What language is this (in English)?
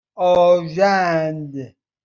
Persian